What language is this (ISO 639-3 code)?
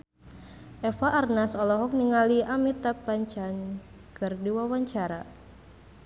sun